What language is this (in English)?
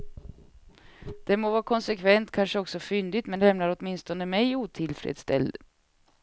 Swedish